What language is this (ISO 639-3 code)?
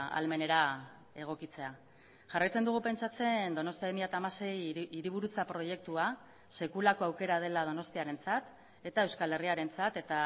eus